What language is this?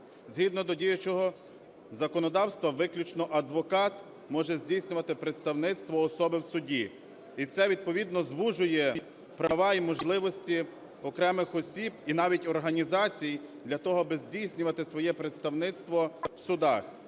Ukrainian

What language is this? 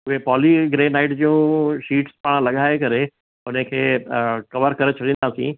Sindhi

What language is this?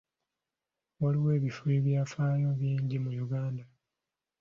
Ganda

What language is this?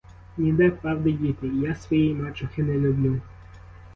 Ukrainian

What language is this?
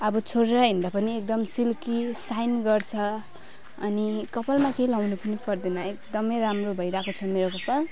Nepali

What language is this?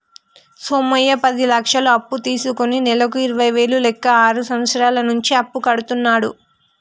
Telugu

